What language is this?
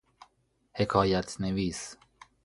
Persian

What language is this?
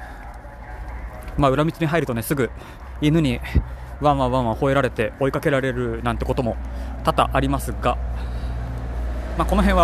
Japanese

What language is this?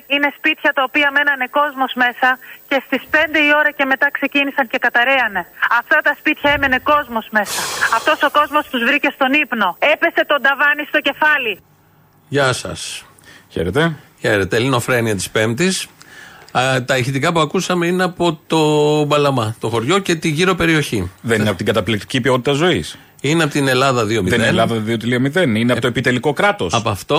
Greek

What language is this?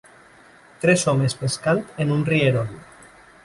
Catalan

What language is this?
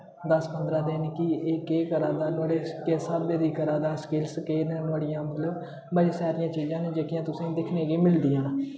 Dogri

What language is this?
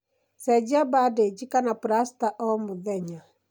Kikuyu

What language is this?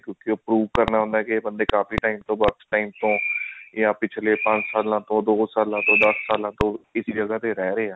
Punjabi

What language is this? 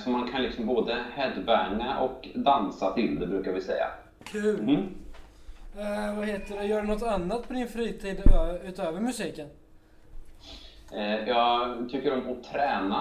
Swedish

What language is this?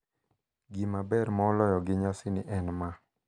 Luo (Kenya and Tanzania)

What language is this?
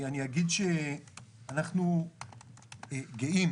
Hebrew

